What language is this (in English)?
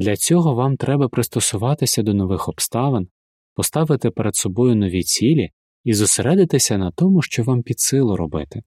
Ukrainian